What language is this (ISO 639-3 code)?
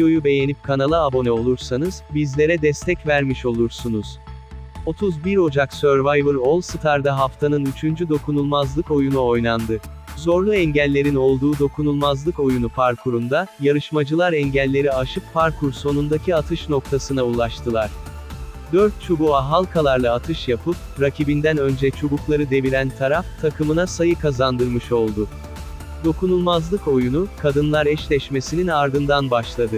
tur